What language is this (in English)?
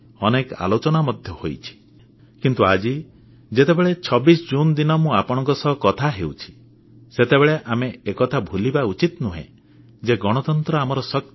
Odia